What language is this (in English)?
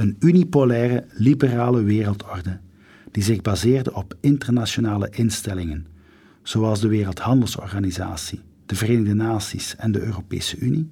Dutch